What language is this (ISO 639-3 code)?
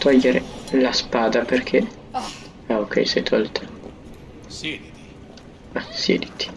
ita